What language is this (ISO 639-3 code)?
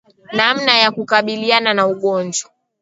swa